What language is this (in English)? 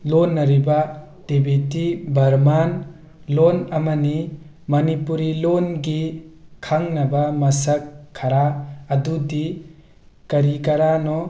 Manipuri